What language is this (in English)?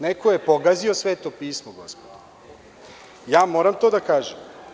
Serbian